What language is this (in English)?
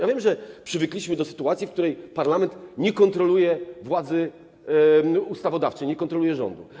Polish